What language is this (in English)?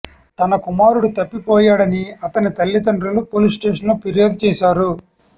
Telugu